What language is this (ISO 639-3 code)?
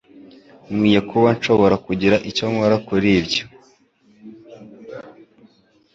kin